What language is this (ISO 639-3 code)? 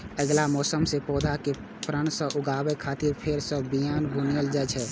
mai